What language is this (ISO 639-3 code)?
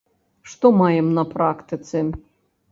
bel